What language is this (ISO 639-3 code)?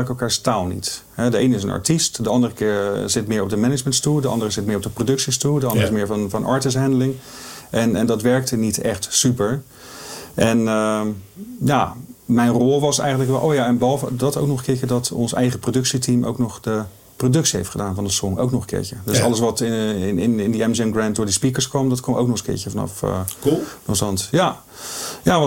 nld